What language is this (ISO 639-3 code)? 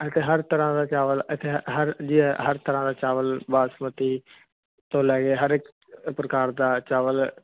pan